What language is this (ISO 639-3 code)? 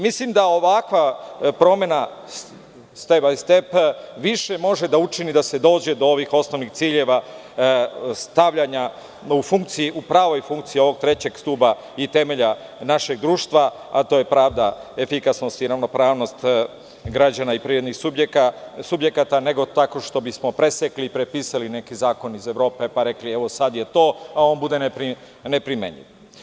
srp